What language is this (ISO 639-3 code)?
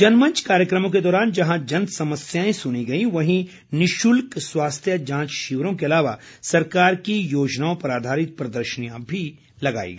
hin